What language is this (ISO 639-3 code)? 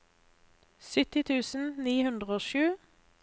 nor